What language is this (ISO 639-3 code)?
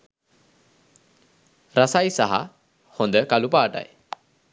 sin